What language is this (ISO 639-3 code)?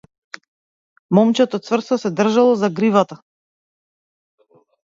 mkd